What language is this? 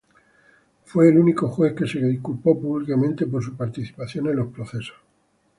Spanish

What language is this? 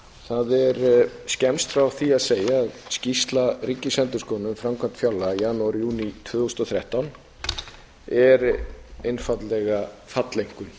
Icelandic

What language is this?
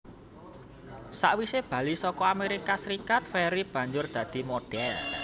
Javanese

